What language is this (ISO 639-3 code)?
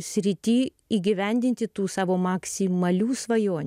lit